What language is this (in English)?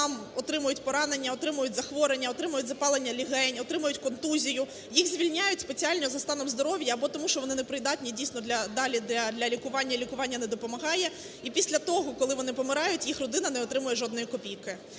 Ukrainian